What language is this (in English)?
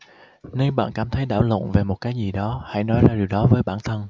Vietnamese